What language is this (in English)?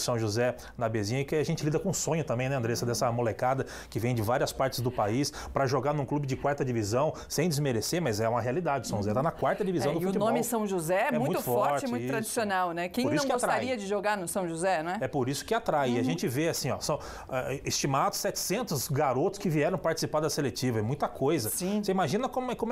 Portuguese